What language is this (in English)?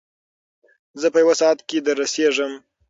Pashto